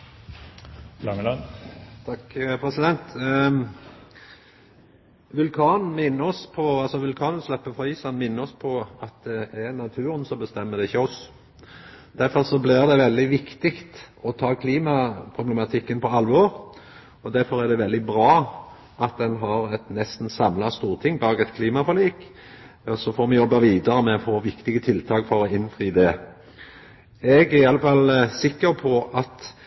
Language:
Norwegian Nynorsk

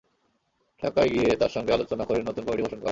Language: Bangla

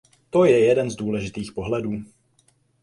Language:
Czech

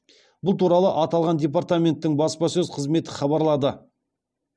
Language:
Kazakh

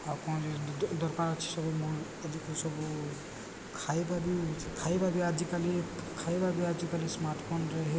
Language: Odia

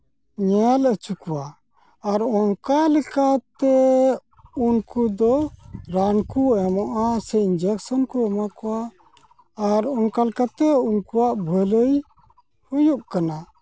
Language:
Santali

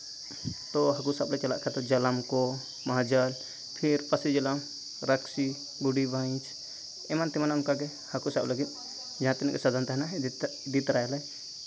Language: Santali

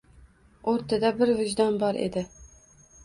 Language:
Uzbek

